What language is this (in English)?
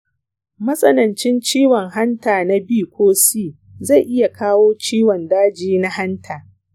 Hausa